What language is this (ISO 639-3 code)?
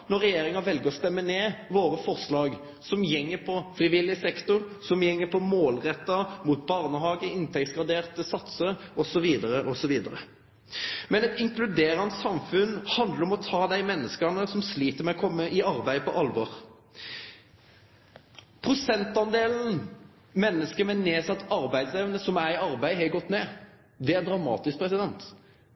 nno